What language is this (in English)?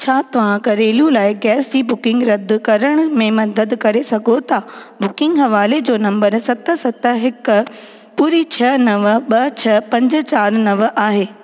Sindhi